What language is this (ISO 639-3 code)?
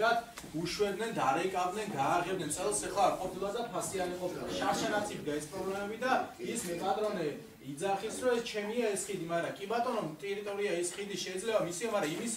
kor